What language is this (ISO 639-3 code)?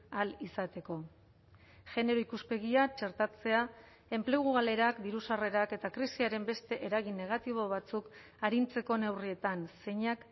eus